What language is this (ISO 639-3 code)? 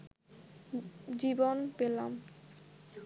ben